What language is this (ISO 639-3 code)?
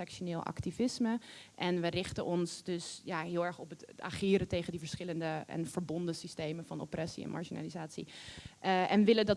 nld